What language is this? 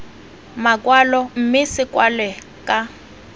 Tswana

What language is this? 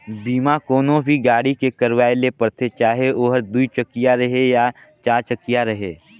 Chhattisgarhi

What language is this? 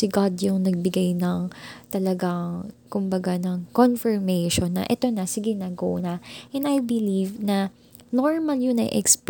Filipino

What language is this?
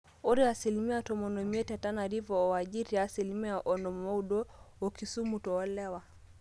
Masai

